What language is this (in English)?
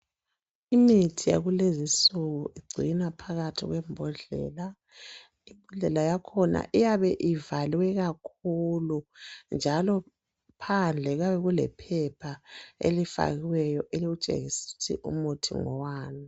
North Ndebele